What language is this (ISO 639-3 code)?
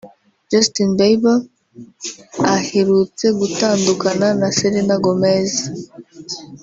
kin